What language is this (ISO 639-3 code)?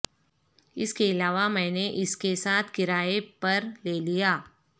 urd